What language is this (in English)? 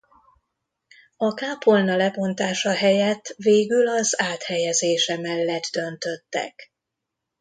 Hungarian